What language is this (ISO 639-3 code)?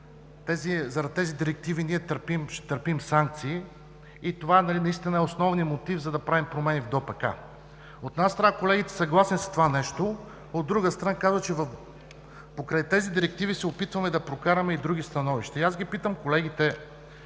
bul